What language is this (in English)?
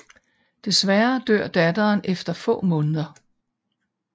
Danish